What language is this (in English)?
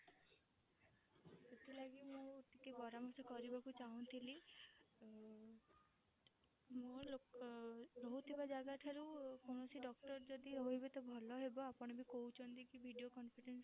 Odia